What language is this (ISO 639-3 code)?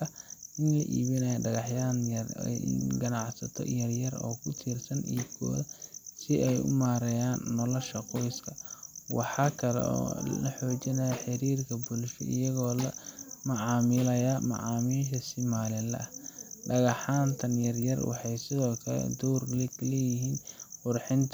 som